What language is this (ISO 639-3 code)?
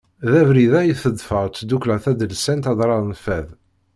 kab